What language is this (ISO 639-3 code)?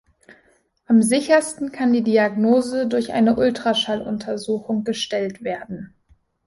deu